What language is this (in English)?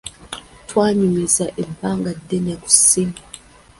Ganda